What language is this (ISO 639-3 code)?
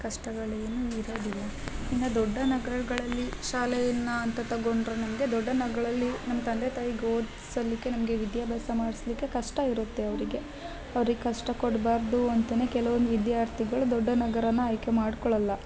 kan